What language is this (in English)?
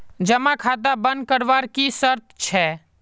Magahi